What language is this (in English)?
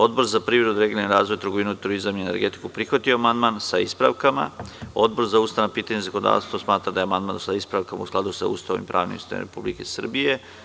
Serbian